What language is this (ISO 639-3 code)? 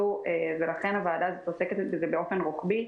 heb